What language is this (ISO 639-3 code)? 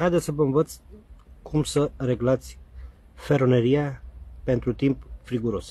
ron